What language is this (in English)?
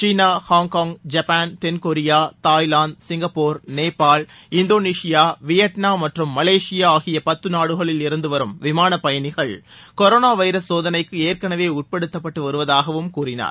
Tamil